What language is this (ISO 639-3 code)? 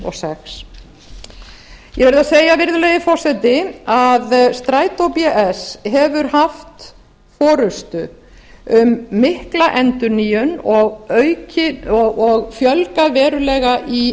isl